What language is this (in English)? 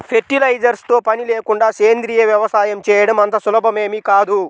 Telugu